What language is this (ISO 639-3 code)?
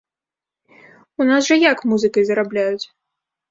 bel